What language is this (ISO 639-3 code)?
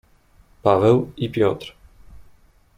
pol